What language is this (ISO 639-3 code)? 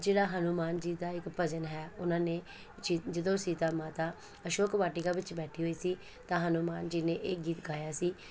pan